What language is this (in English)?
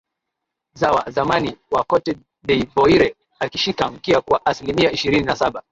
Swahili